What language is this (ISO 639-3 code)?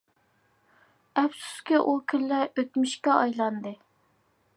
uig